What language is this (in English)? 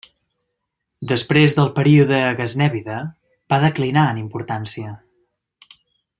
Catalan